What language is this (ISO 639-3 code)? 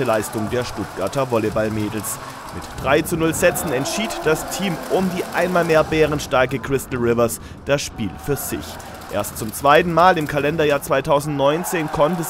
deu